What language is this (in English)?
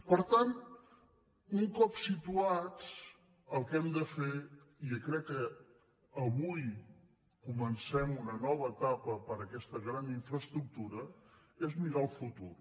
Catalan